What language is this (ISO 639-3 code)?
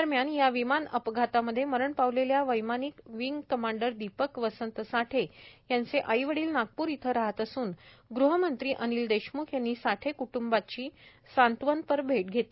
mar